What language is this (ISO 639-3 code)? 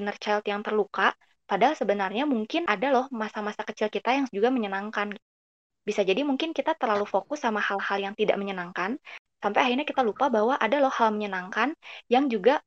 ind